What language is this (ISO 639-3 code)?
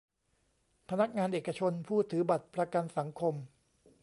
tha